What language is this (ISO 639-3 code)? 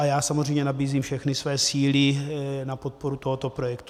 ces